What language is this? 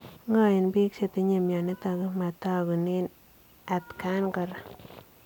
Kalenjin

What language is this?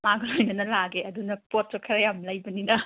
Manipuri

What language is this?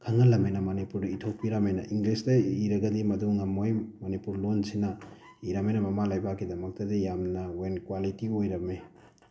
Manipuri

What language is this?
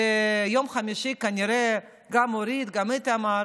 Hebrew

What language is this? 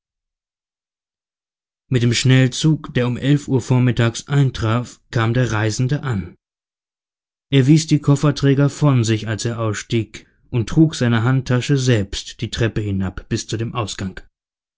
German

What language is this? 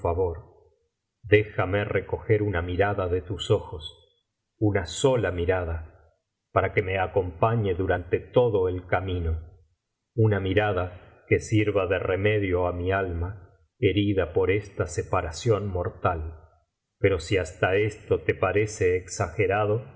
Spanish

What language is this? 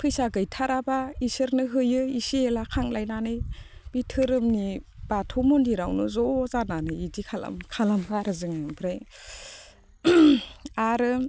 Bodo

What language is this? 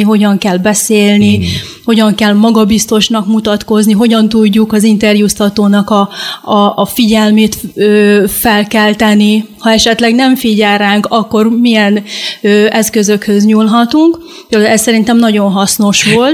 Hungarian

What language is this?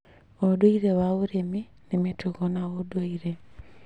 Kikuyu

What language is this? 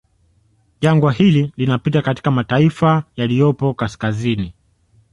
Swahili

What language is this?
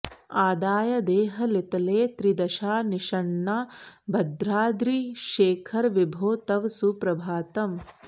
Sanskrit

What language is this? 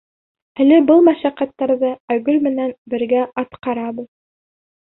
Bashkir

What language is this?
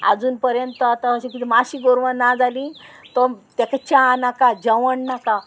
Konkani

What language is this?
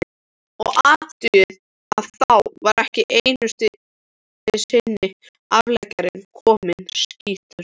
Icelandic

